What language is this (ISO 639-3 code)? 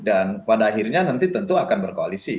ind